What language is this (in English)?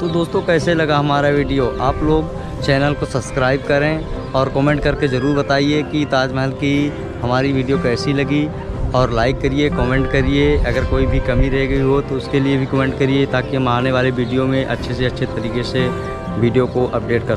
Hindi